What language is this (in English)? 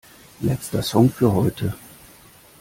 German